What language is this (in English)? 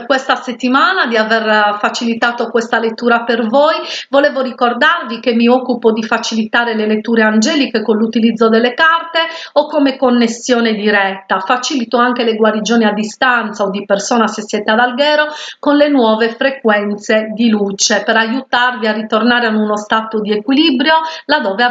Italian